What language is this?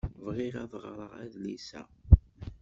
Kabyle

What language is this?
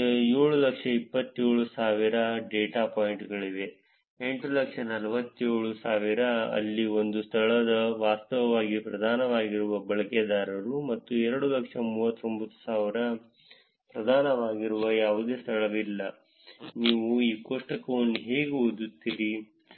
Kannada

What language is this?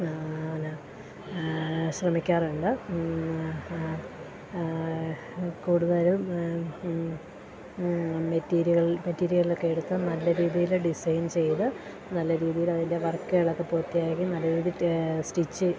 Malayalam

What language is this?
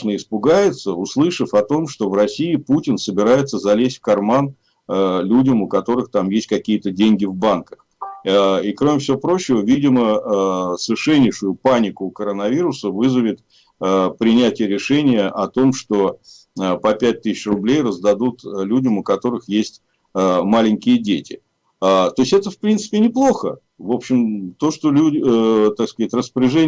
Russian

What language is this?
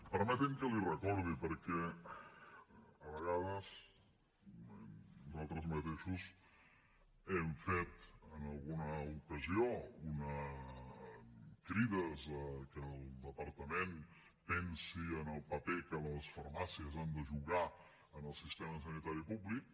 Catalan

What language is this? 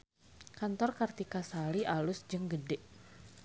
Sundanese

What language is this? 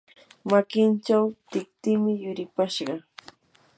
Yanahuanca Pasco Quechua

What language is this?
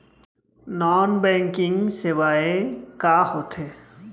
Chhattisgarhi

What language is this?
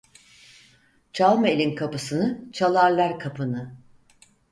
Turkish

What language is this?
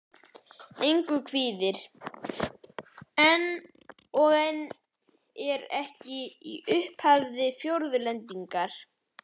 Icelandic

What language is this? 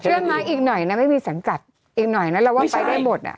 Thai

